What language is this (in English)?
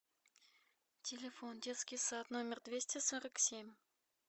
Russian